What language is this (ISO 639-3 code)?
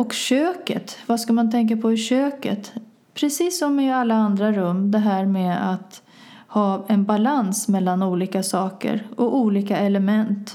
swe